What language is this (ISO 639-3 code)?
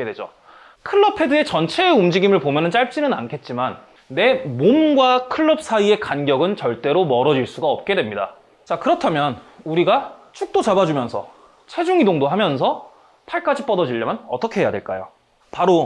kor